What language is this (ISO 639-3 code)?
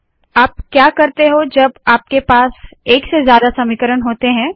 hin